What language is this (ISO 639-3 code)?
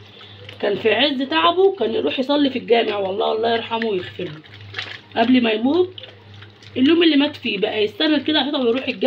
ara